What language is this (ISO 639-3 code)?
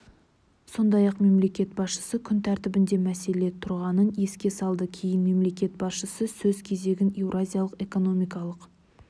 kaz